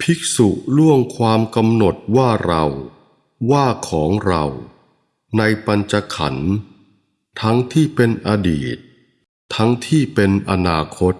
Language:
Thai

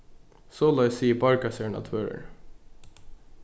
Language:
Faroese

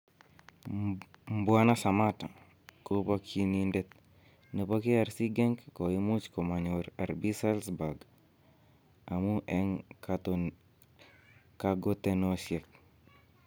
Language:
Kalenjin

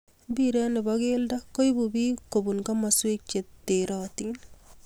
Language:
Kalenjin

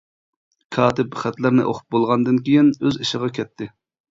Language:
Uyghur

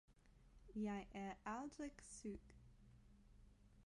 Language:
Danish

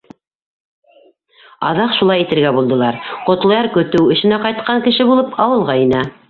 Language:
Bashkir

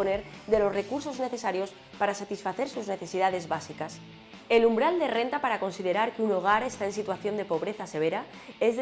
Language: Spanish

